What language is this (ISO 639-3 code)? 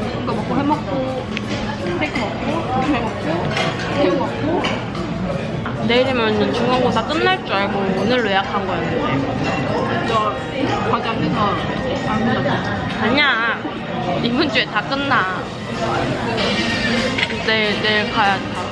kor